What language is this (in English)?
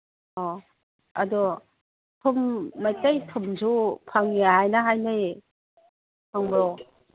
Manipuri